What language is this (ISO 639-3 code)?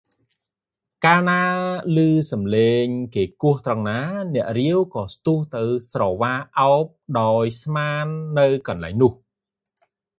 khm